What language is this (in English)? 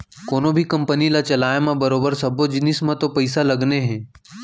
Chhattisgarhi